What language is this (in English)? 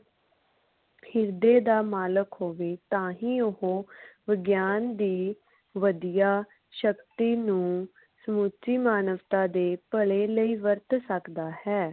Punjabi